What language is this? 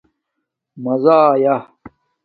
Domaaki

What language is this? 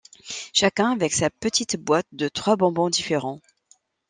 French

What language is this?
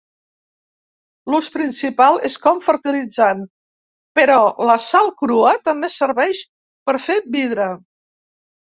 Catalan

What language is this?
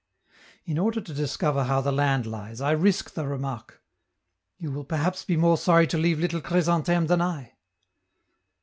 English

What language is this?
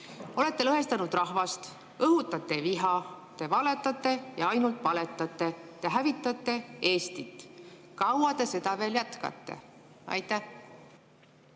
Estonian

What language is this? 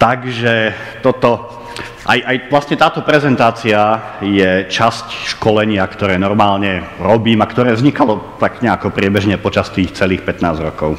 Slovak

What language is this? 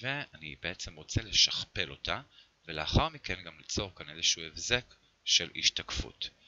Hebrew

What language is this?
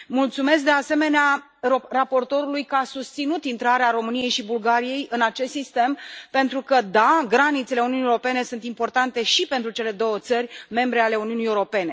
Romanian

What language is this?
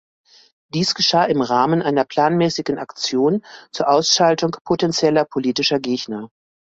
German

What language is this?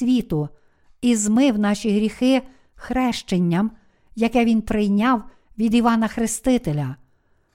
Ukrainian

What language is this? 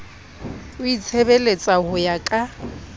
Southern Sotho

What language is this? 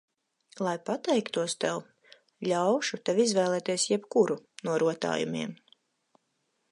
Latvian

